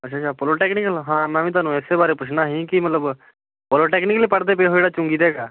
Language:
Punjabi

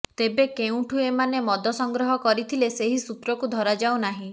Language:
Odia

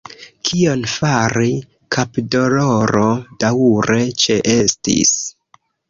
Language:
Esperanto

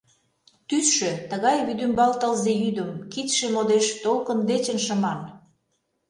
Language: Mari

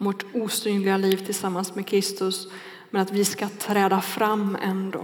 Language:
Swedish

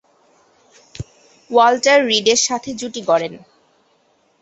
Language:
Bangla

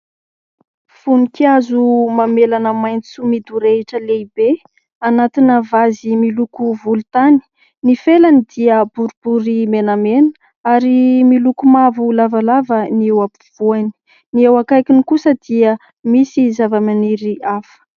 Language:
Malagasy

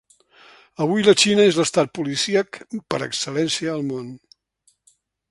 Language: Catalan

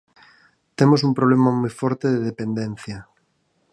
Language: Galician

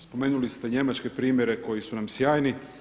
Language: Croatian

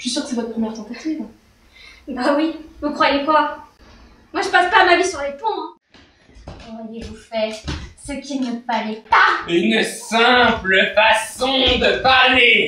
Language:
French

